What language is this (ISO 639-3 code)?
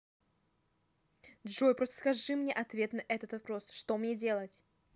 rus